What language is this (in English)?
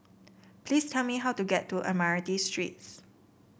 English